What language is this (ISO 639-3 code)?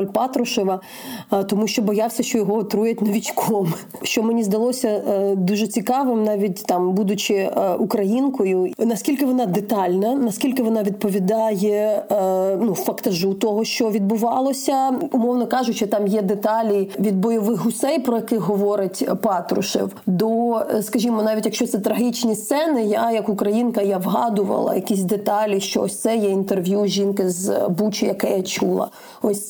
ukr